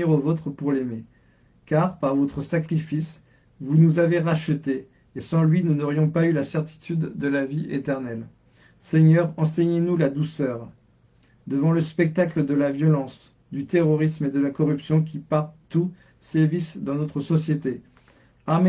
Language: French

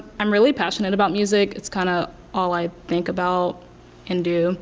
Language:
English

